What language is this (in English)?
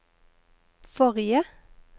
Norwegian